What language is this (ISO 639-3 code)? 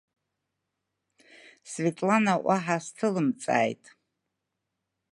abk